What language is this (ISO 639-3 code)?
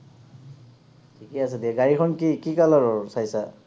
asm